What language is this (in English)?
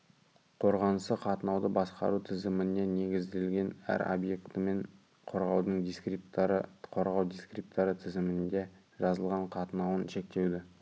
Kazakh